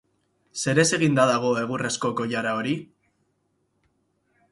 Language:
Basque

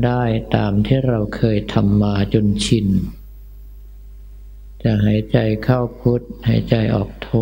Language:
Thai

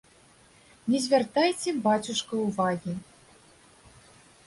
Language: Belarusian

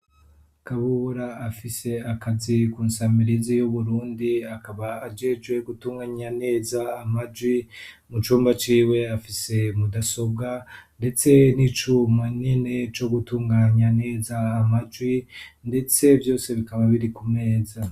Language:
Rundi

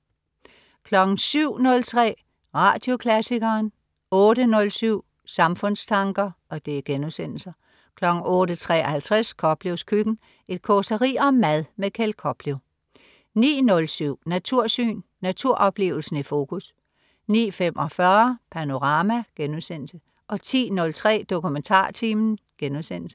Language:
Danish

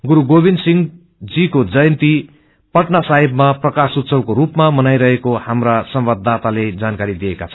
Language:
Nepali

